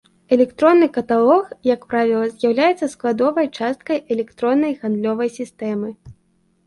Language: Belarusian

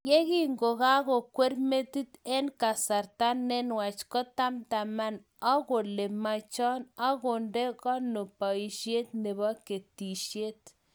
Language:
Kalenjin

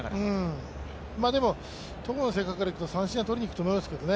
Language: Japanese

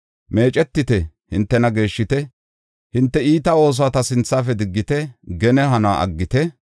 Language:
Gofa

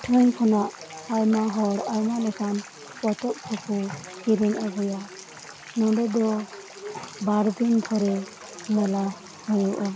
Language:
Santali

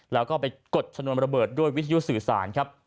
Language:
Thai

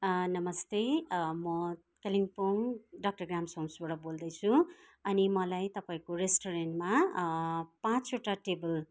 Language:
Nepali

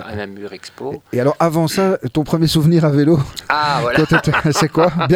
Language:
French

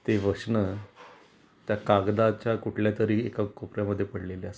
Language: Marathi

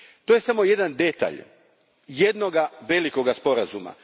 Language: Croatian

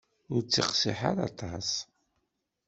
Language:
Kabyle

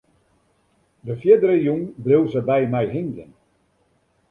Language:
Western Frisian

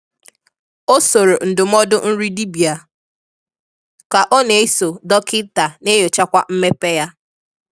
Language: Igbo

